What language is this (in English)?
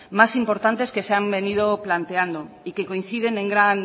Spanish